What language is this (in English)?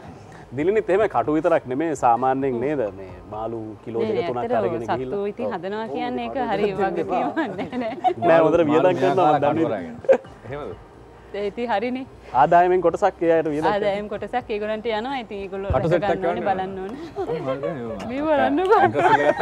Indonesian